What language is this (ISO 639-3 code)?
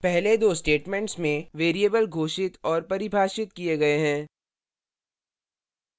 hin